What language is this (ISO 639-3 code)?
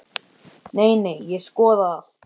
isl